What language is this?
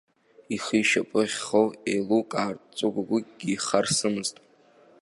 Abkhazian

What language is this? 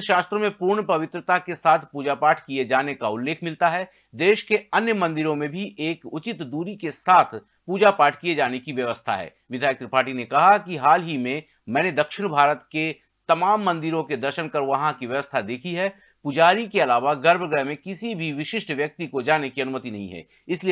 Hindi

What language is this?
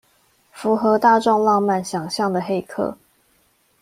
Chinese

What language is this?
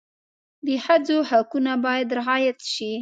Pashto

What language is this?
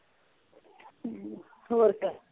Punjabi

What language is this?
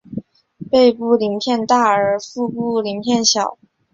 Chinese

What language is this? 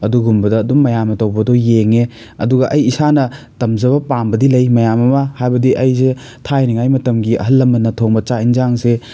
Manipuri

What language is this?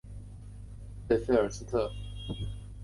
Chinese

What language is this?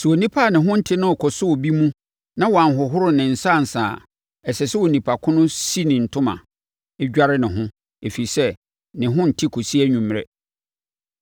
Akan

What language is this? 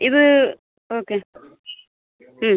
Malayalam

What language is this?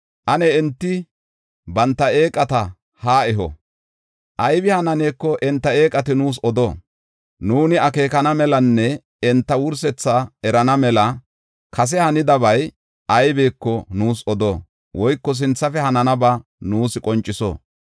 Gofa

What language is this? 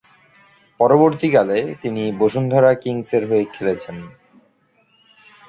Bangla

